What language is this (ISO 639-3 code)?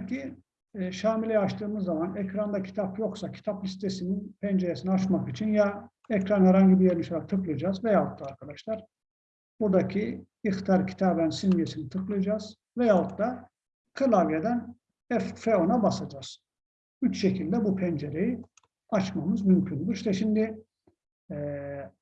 tur